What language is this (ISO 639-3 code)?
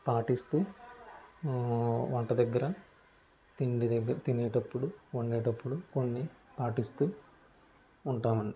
tel